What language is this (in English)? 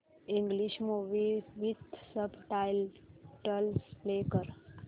Marathi